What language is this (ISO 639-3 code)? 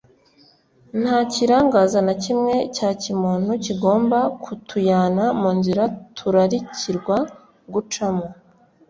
kin